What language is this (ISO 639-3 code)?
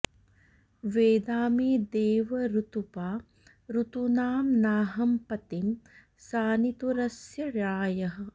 san